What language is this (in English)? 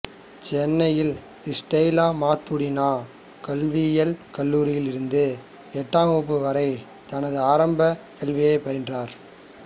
Tamil